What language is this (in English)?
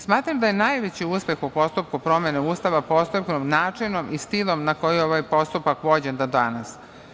Serbian